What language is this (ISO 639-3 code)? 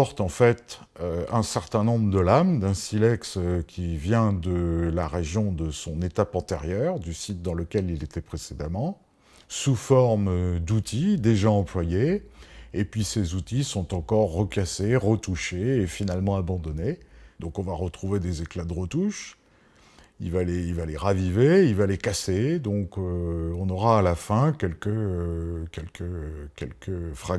fra